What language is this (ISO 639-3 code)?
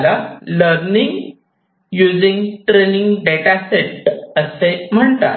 mar